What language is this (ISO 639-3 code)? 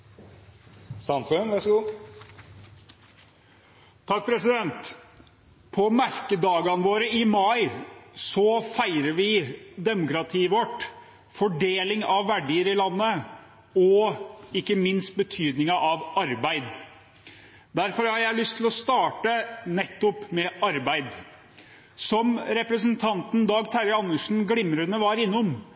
nob